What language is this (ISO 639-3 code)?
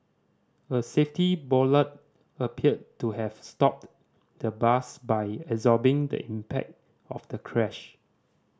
eng